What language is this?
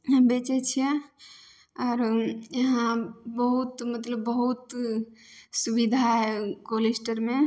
Maithili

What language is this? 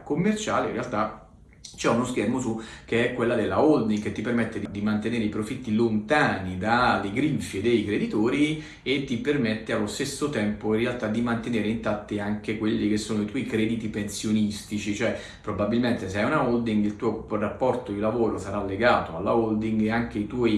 Italian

